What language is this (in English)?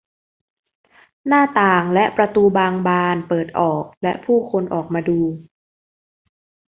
Thai